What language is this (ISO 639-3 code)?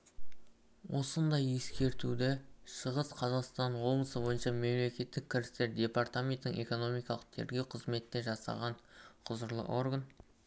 kaz